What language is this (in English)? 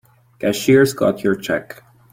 English